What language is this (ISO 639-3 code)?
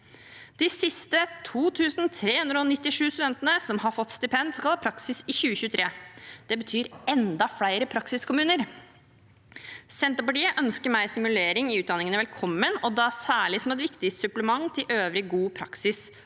nor